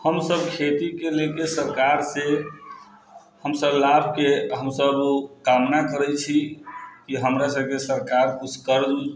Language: Maithili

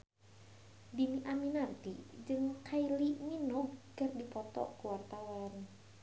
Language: Sundanese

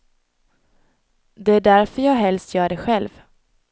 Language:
Swedish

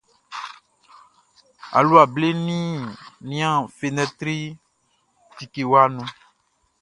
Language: Baoulé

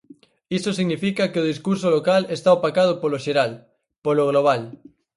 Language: Galician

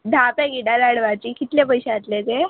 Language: Konkani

